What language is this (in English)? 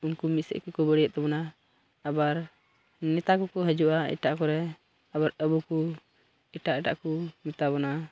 Santali